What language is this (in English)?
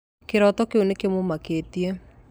Kikuyu